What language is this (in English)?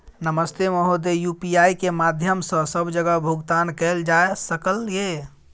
Maithili